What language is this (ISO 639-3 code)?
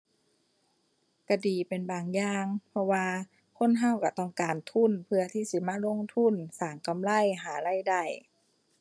tha